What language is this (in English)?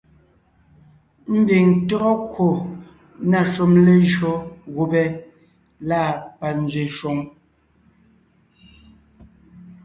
Ngiemboon